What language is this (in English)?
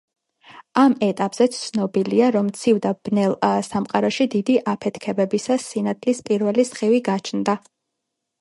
Georgian